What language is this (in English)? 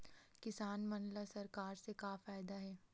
Chhattisgarhi